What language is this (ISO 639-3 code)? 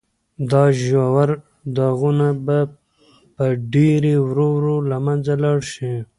pus